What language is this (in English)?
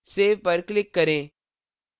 Hindi